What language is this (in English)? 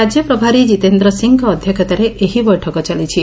Odia